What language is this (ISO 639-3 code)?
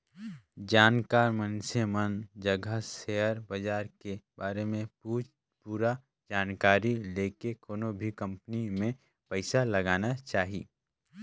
hne